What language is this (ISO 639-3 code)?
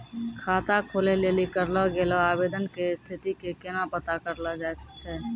mai